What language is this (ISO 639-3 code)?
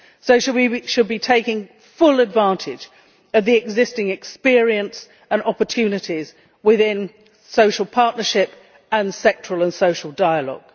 eng